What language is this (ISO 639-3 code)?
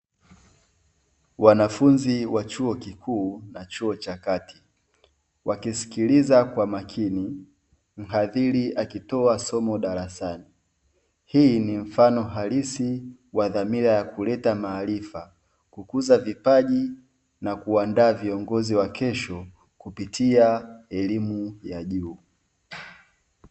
swa